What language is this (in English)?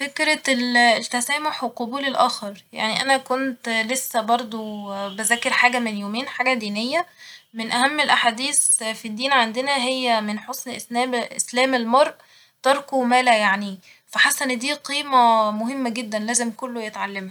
Egyptian Arabic